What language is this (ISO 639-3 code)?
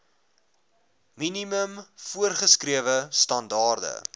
afr